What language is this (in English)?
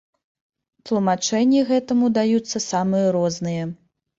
Belarusian